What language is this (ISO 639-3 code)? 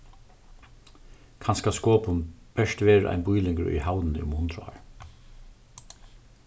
fao